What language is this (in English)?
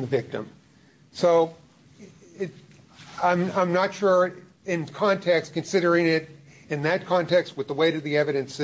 English